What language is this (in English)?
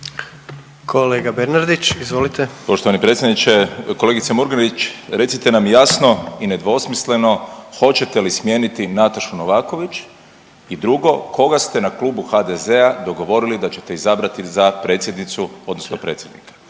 Croatian